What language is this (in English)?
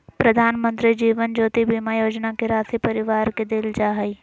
Magahi